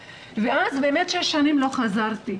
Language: Hebrew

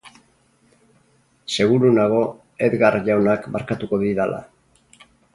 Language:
Basque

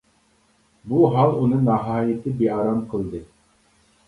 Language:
Uyghur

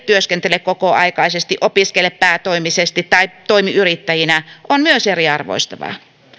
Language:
Finnish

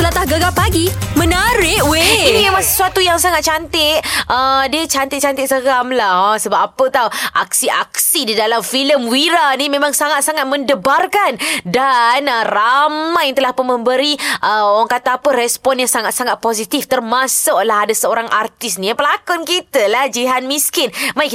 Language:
Malay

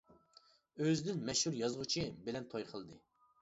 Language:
Uyghur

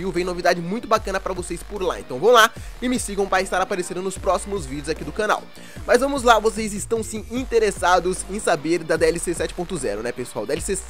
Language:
Portuguese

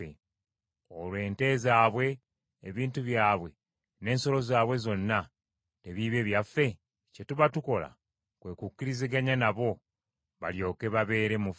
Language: Ganda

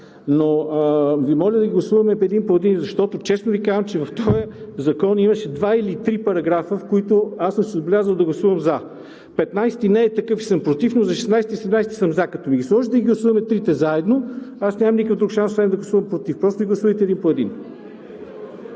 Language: Bulgarian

